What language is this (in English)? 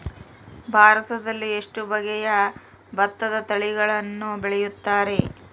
Kannada